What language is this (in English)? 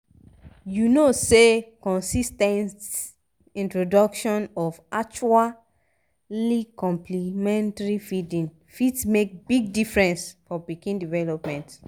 Nigerian Pidgin